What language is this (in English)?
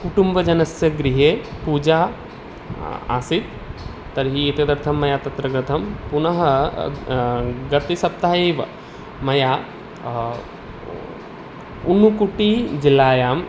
Sanskrit